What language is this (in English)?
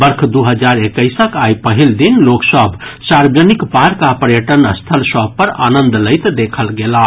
Maithili